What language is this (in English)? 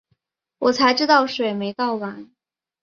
Chinese